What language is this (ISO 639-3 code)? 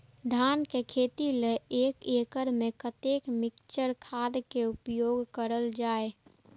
mai